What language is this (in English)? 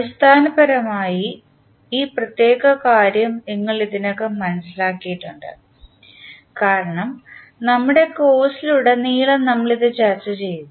Malayalam